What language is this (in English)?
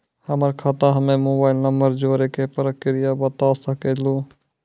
Maithili